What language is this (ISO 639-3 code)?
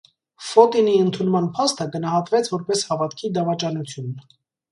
hye